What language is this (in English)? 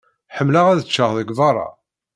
Kabyle